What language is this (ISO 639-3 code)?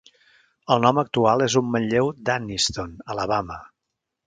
cat